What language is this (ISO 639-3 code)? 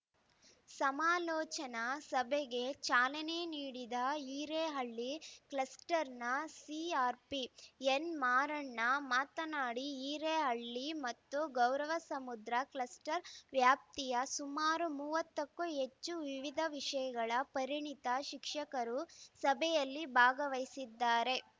kan